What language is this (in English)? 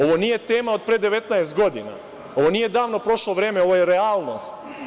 Serbian